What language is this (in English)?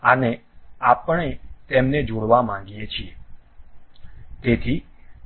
Gujarati